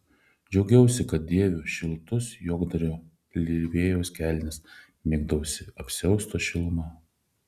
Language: Lithuanian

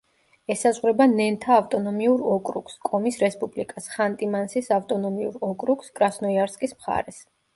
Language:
Georgian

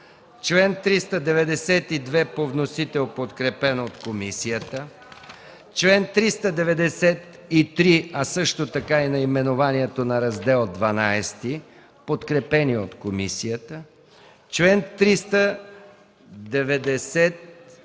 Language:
Bulgarian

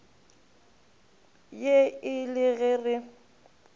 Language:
Northern Sotho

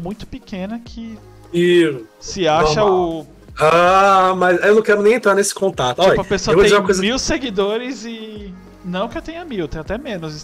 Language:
Portuguese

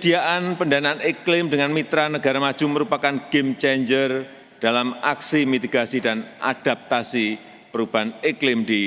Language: Indonesian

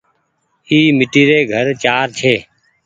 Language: Goaria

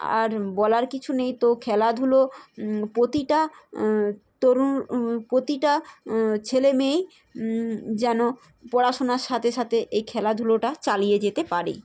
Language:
Bangla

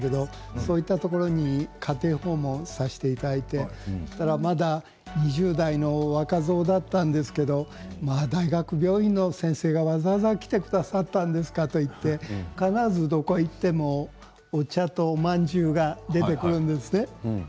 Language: Japanese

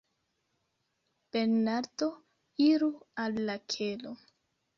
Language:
Esperanto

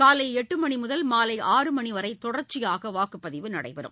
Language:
Tamil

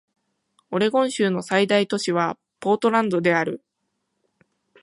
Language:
Japanese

